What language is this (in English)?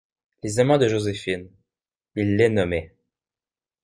French